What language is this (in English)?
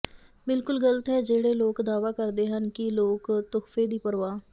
Punjabi